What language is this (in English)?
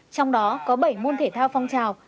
Vietnamese